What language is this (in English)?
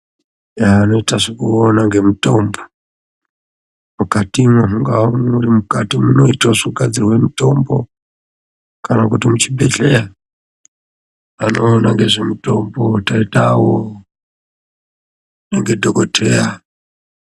Ndau